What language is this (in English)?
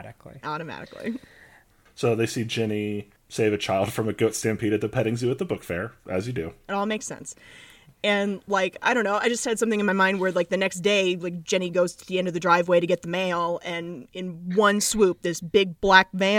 English